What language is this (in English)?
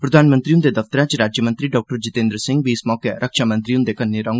Dogri